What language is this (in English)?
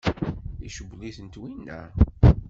Kabyle